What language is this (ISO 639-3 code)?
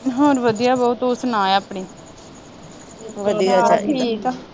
pan